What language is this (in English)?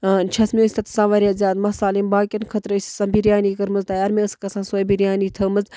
Kashmiri